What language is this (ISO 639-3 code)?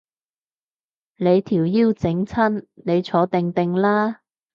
yue